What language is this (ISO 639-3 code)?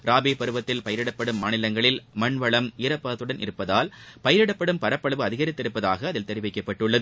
tam